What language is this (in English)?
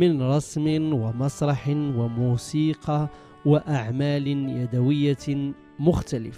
Arabic